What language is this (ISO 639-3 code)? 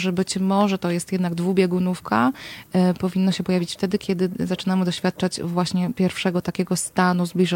pol